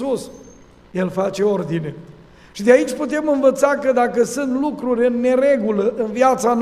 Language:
Romanian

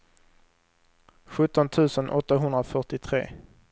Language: Swedish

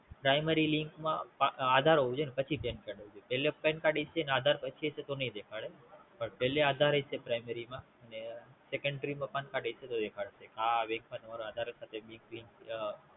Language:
Gujarati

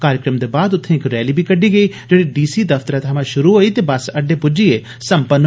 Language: Dogri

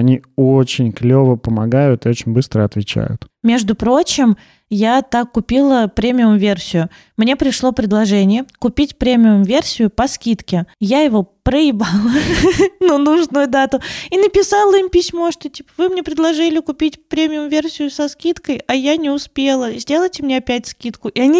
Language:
Russian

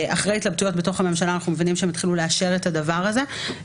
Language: Hebrew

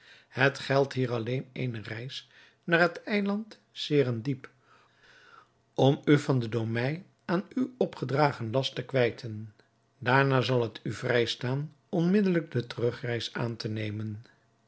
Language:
Dutch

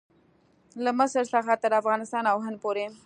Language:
Pashto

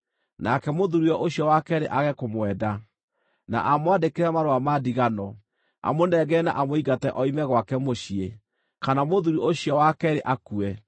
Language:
Kikuyu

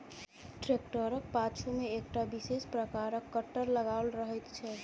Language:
Maithili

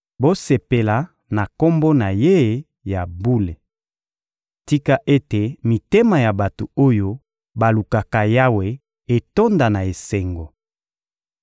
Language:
Lingala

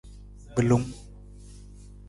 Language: Nawdm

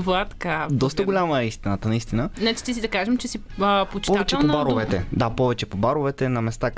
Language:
Bulgarian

